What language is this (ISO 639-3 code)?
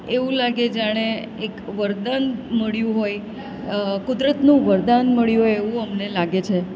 guj